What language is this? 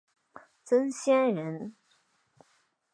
Chinese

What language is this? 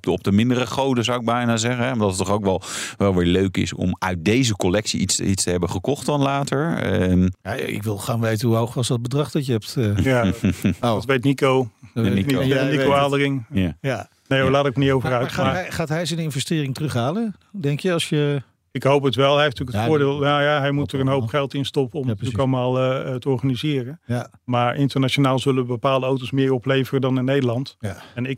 Dutch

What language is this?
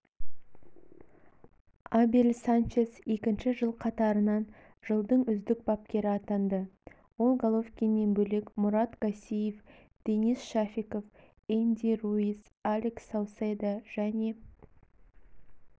Kazakh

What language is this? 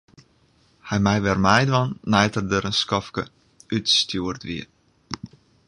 Western Frisian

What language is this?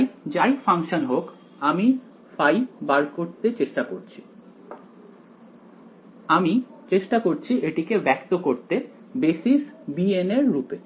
Bangla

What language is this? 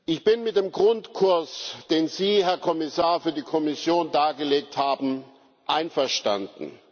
German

